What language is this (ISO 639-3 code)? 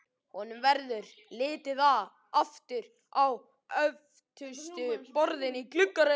isl